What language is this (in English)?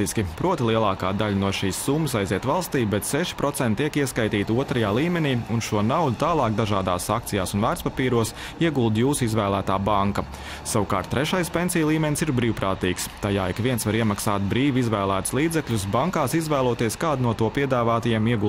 Latvian